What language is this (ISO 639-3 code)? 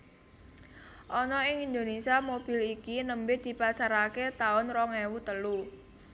jav